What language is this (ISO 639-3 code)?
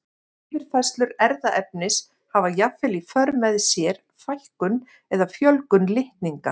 isl